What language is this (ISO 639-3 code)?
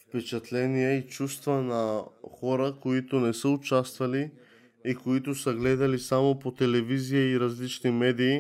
bul